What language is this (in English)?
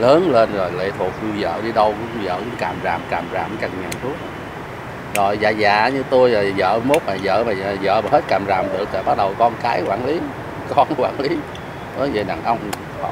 Vietnamese